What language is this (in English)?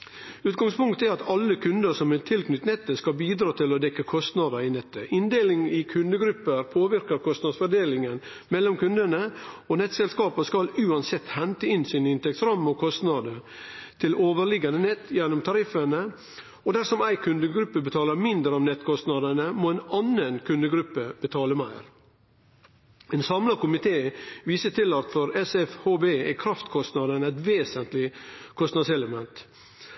Norwegian Nynorsk